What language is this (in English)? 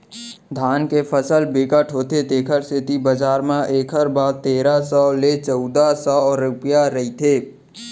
Chhattisgarhi